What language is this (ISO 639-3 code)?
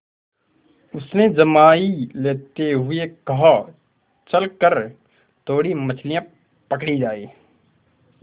hin